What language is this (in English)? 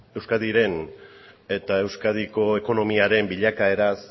Basque